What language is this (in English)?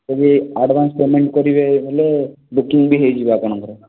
Odia